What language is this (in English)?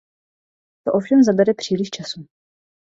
Czech